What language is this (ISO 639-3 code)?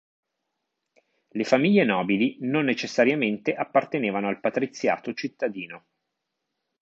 ita